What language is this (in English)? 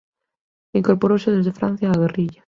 Galician